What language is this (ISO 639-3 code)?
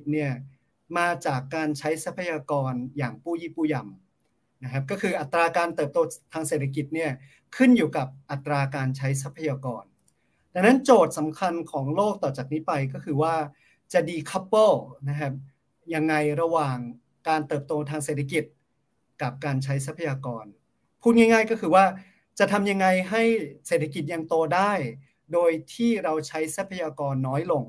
tha